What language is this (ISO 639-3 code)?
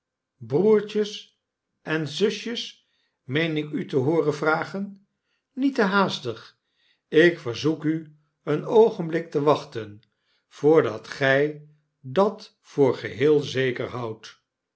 nld